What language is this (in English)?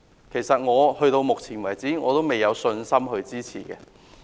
Cantonese